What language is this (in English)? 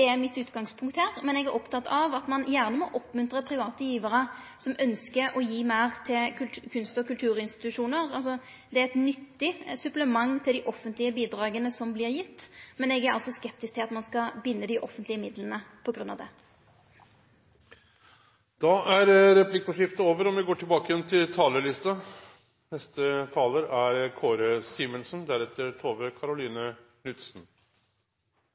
Norwegian